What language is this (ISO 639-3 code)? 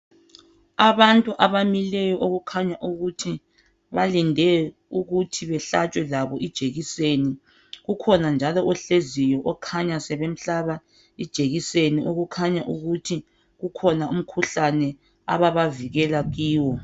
nde